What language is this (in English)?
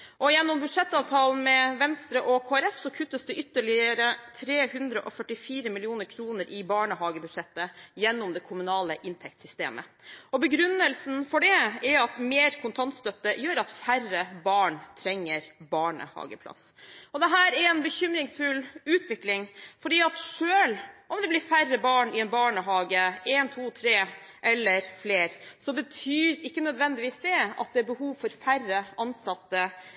Norwegian Bokmål